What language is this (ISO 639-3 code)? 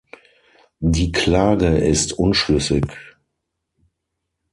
deu